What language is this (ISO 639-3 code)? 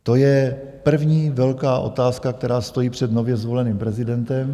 ces